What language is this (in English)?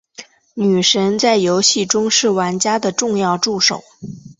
Chinese